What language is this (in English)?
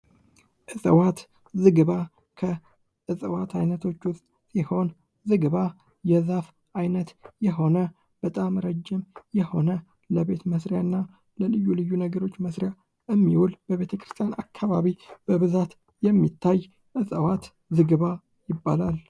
Amharic